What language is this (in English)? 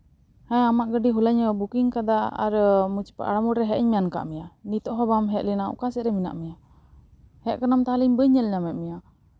Santali